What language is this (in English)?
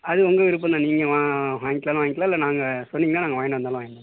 Tamil